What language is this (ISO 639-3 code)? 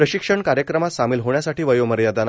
mar